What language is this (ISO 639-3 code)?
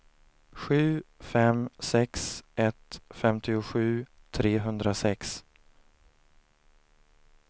swe